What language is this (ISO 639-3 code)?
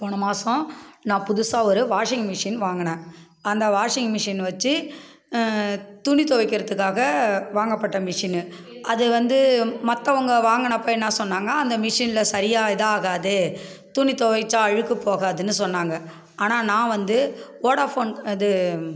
tam